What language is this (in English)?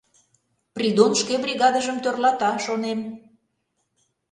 Mari